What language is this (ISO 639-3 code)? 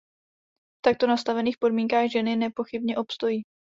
ces